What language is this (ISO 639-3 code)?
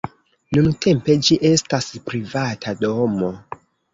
epo